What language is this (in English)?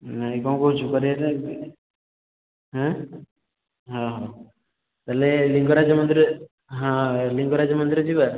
Odia